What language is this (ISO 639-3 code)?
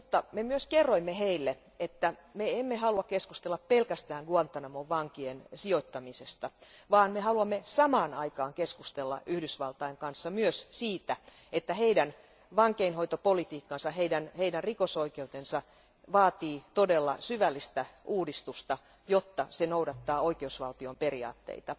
fin